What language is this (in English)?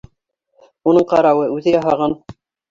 Bashkir